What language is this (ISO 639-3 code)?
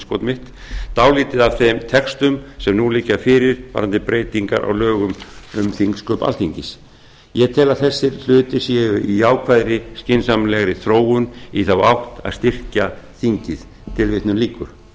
isl